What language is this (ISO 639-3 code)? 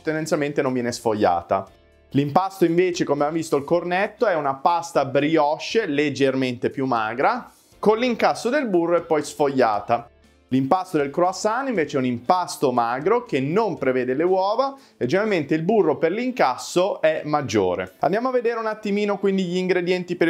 ita